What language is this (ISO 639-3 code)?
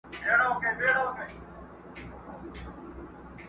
pus